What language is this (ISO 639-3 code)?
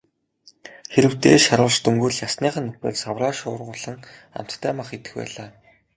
mon